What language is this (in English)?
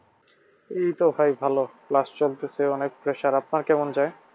Bangla